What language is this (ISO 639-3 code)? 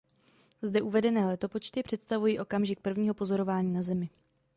ces